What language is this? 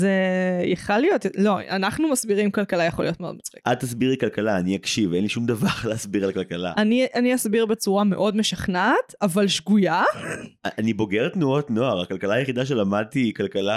Hebrew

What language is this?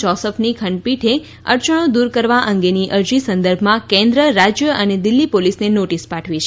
Gujarati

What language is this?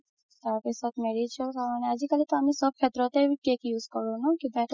Assamese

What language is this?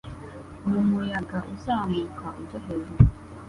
Kinyarwanda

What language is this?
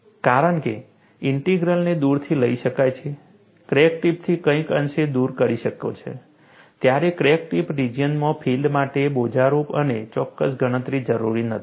Gujarati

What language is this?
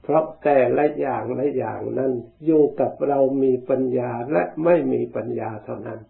Thai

